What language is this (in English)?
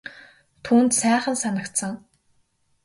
Mongolian